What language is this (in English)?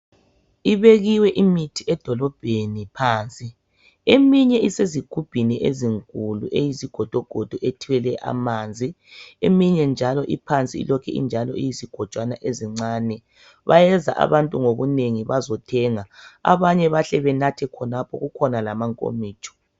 North Ndebele